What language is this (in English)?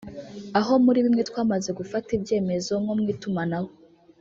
Kinyarwanda